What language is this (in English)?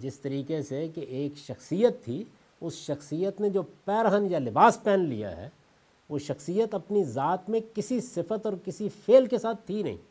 Urdu